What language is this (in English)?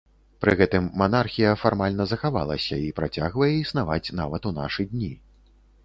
Belarusian